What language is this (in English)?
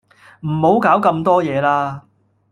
Cantonese